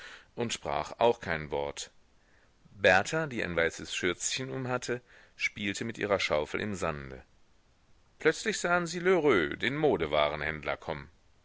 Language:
German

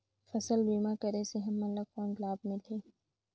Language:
Chhattisgarhi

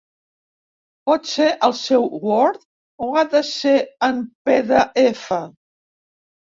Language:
Catalan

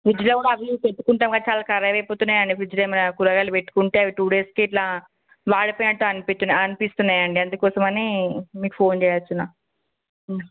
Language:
Telugu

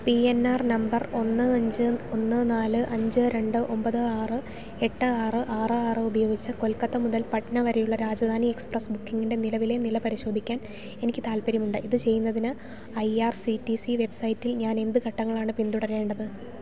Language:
Malayalam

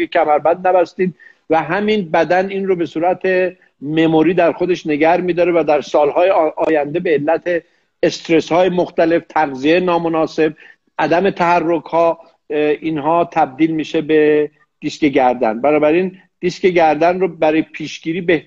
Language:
Persian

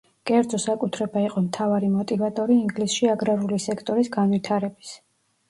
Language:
Georgian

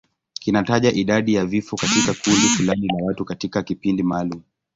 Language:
Swahili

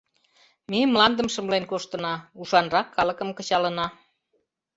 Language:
Mari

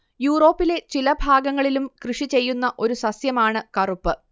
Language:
Malayalam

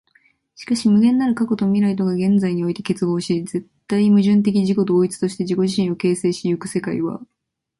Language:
Japanese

